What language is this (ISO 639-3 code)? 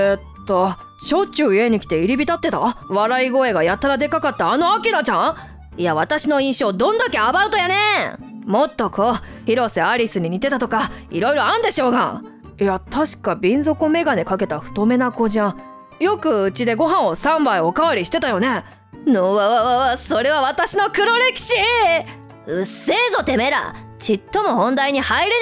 jpn